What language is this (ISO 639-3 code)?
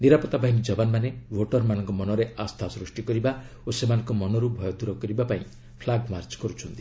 ori